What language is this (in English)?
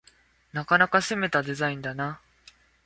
Japanese